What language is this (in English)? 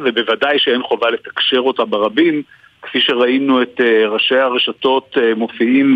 Hebrew